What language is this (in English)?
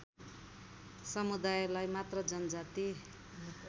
Nepali